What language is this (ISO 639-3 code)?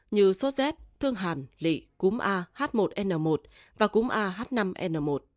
vie